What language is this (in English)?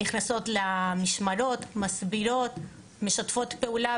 Hebrew